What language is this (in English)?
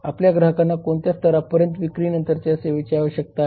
Marathi